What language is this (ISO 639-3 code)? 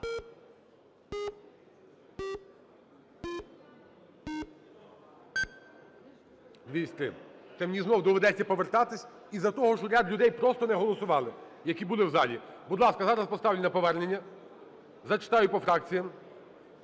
ukr